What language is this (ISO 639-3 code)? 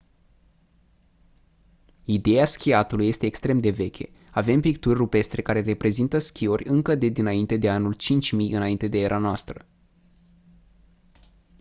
ron